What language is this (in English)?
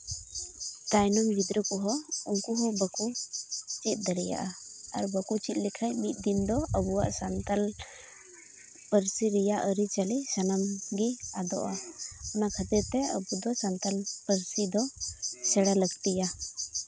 Santali